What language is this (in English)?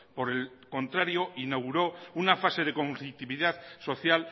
Spanish